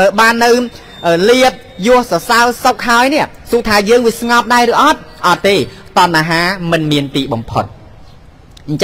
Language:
Thai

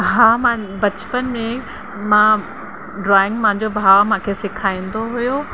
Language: Sindhi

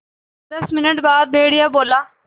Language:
Hindi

